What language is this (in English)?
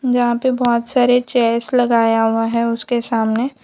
Hindi